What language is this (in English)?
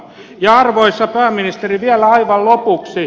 Finnish